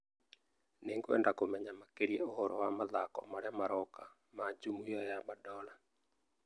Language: Kikuyu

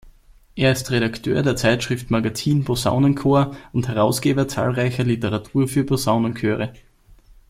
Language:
German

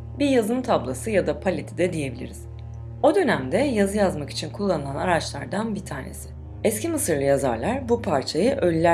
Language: Turkish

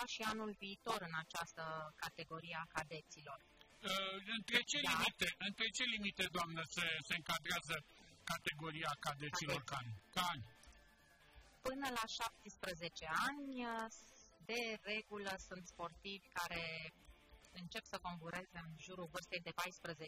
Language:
Romanian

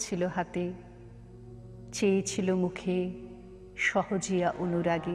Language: Bangla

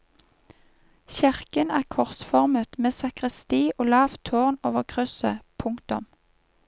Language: Norwegian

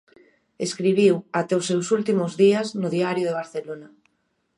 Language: Galician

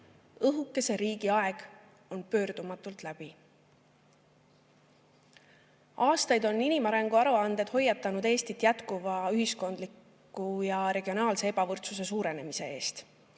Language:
Estonian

